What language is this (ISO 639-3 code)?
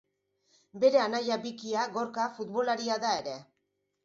eus